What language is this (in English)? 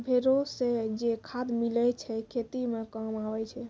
Maithili